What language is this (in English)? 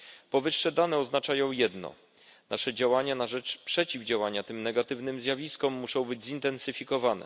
Polish